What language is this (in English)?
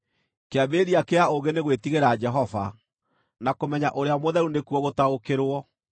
Kikuyu